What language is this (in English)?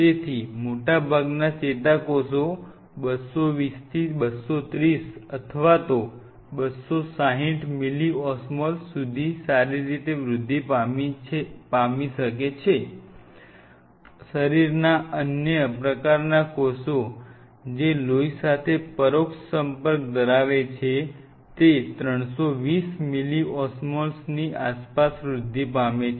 Gujarati